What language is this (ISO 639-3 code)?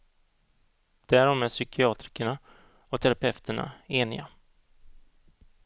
swe